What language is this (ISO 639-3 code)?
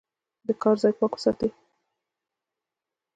pus